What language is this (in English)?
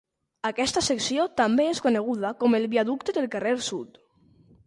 Catalan